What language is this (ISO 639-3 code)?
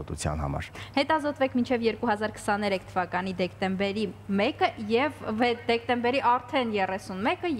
ron